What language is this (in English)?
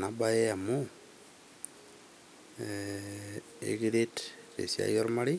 Masai